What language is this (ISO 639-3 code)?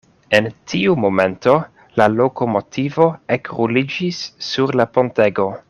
epo